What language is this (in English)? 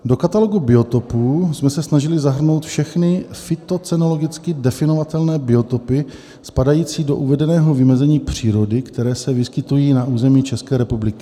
Czech